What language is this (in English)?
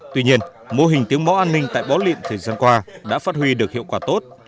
Vietnamese